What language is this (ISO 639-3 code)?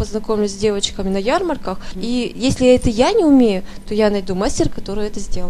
rus